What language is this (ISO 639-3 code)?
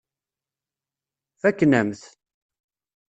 kab